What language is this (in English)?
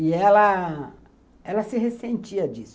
Portuguese